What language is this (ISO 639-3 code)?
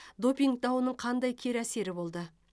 kaz